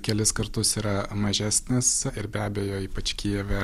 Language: Lithuanian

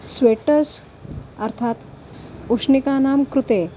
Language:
Sanskrit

